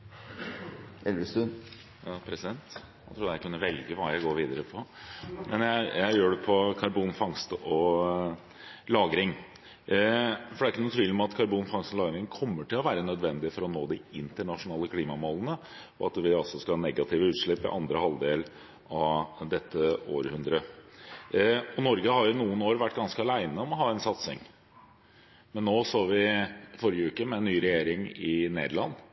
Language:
Norwegian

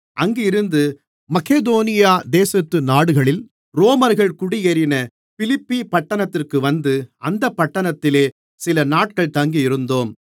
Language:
Tamil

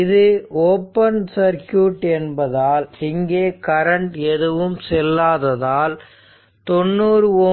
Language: Tamil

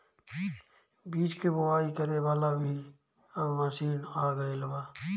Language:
Bhojpuri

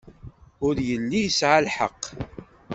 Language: Kabyle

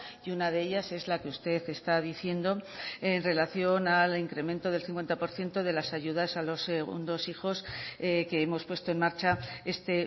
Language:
Spanish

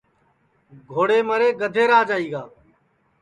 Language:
Sansi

